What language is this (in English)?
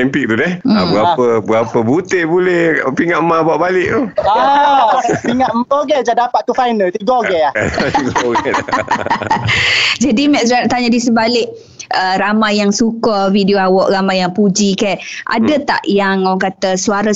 Malay